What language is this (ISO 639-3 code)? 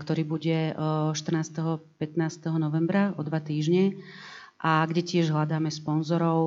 slk